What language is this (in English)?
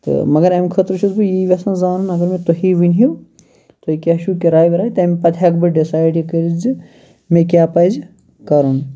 Kashmiri